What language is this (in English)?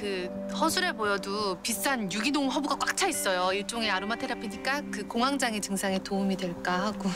Korean